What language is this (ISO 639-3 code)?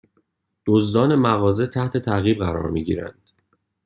fas